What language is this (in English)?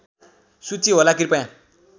Nepali